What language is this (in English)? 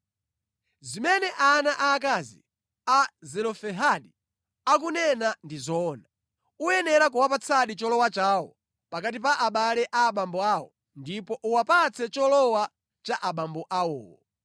Nyanja